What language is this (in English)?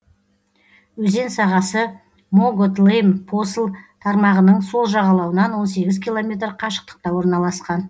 Kazakh